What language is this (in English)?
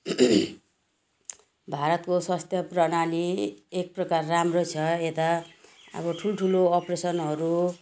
Nepali